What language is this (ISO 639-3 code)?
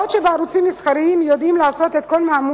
heb